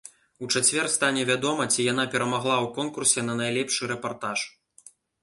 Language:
Belarusian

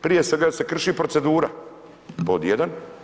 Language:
Croatian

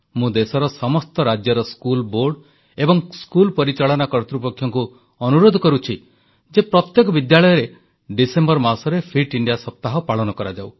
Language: Odia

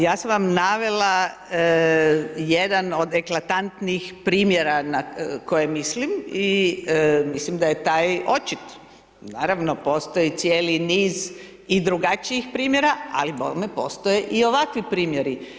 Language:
Croatian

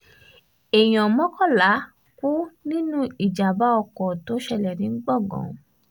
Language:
Yoruba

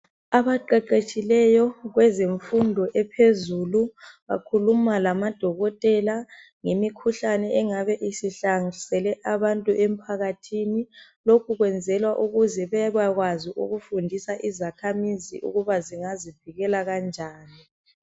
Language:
North Ndebele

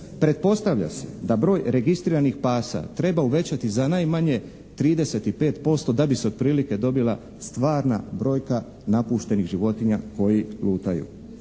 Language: Croatian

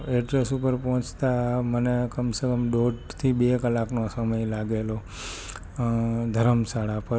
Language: Gujarati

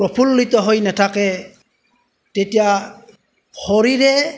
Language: Assamese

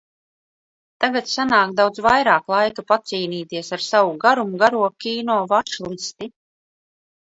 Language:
Latvian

